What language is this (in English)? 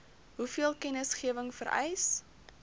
Afrikaans